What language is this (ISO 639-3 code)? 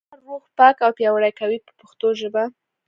pus